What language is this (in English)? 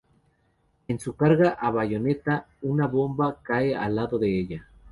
Spanish